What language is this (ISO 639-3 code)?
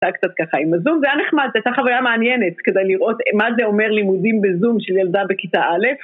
heb